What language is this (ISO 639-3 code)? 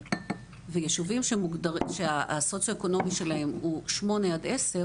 heb